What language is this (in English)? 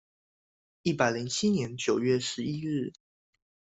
Chinese